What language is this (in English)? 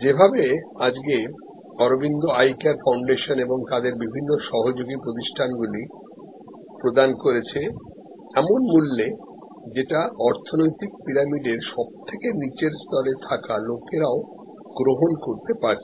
Bangla